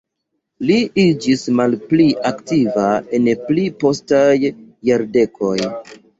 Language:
Esperanto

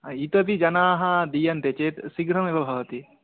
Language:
Sanskrit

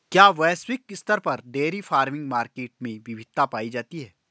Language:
Hindi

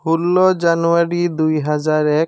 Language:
Assamese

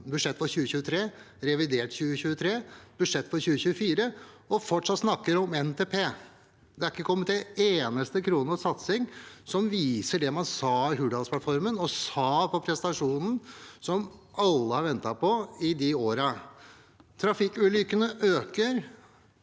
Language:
Norwegian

